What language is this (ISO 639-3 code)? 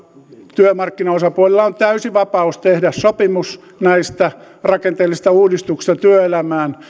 fin